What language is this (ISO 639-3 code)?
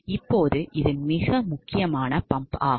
tam